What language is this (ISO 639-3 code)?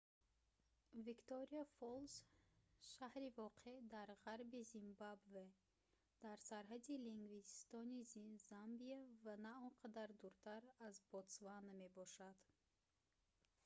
tgk